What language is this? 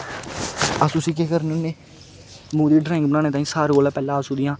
Dogri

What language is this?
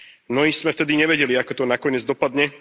Slovak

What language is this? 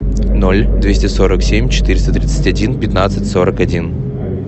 Russian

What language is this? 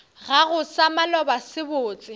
Northern Sotho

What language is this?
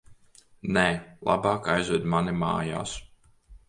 Latvian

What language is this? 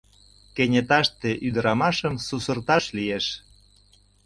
Mari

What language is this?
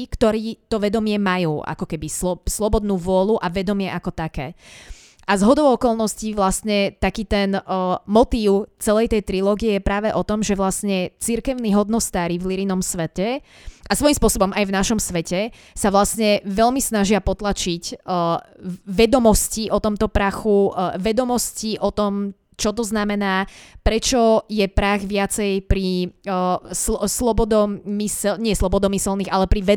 Slovak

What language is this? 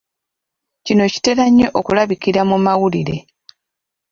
Ganda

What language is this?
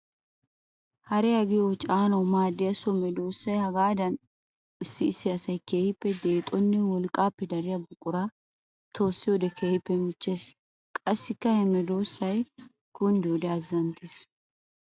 Wolaytta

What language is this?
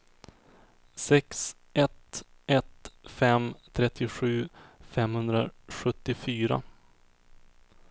Swedish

